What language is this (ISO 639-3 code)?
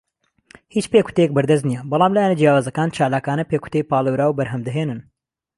ckb